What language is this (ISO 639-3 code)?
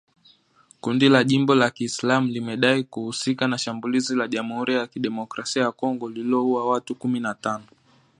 swa